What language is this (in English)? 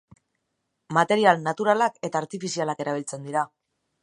Basque